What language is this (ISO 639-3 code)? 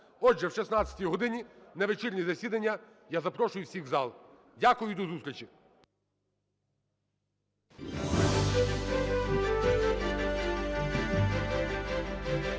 ukr